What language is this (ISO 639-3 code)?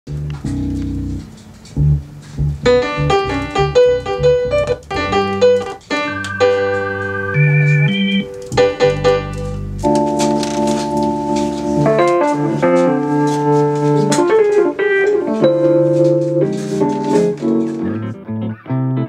eng